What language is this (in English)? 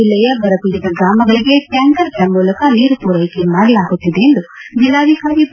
Kannada